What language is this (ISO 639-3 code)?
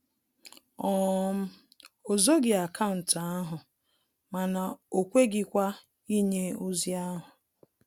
ibo